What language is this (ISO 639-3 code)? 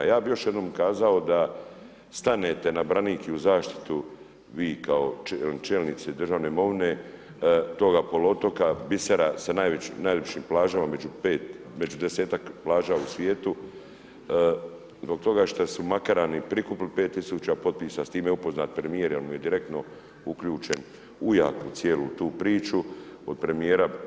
hrv